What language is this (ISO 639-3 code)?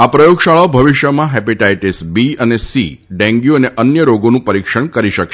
guj